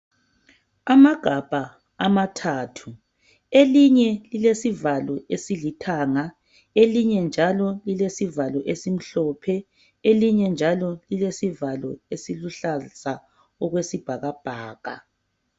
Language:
North Ndebele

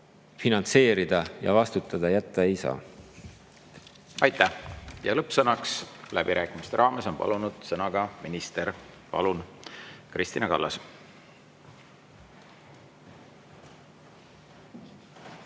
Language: Estonian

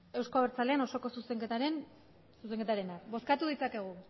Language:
Basque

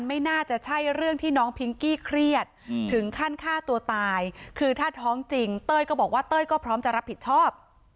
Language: Thai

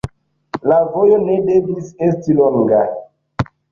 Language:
Esperanto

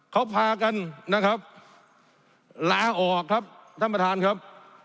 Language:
Thai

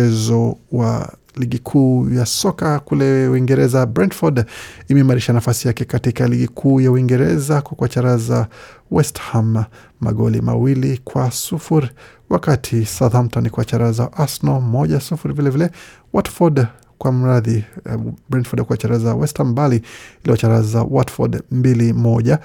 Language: Swahili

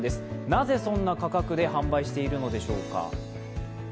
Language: Japanese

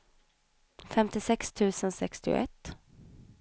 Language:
Swedish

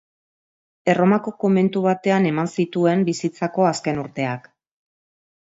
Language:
Basque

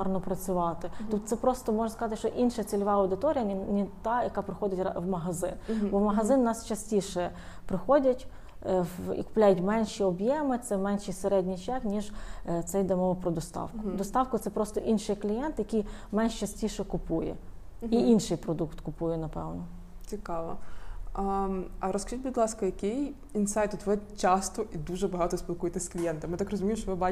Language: Ukrainian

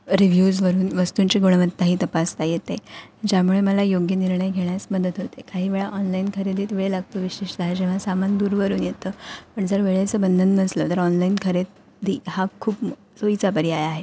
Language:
Marathi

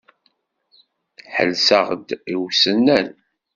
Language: Kabyle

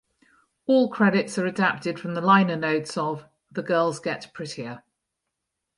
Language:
English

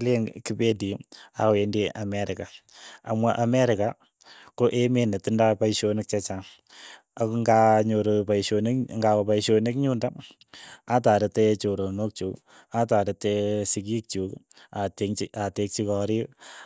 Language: Keiyo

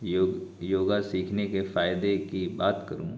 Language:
Urdu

